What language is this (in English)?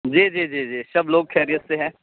Urdu